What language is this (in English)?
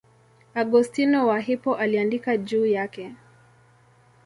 Swahili